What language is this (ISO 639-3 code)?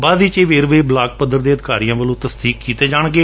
pan